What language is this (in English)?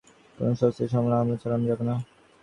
Bangla